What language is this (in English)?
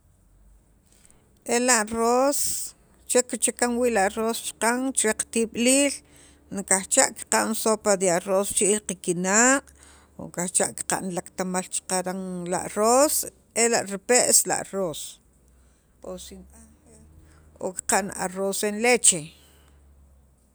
Sacapulteco